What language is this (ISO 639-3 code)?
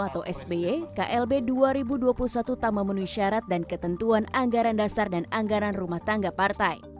ind